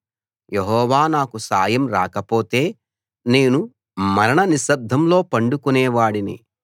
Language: Telugu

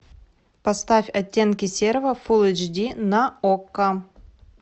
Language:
Russian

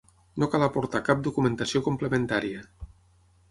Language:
Catalan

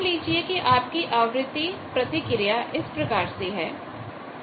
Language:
Hindi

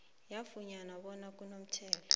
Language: South Ndebele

